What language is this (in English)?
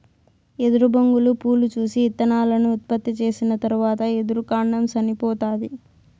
Telugu